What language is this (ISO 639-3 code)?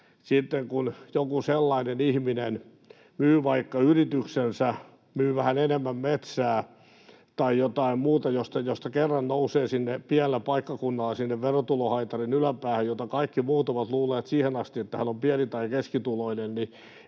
fin